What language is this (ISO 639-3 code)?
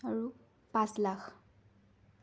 asm